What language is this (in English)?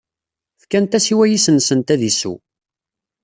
Kabyle